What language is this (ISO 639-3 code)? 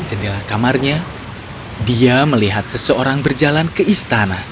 ind